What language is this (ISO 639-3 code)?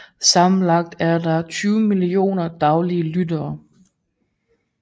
dan